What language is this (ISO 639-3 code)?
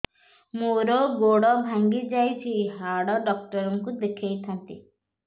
ori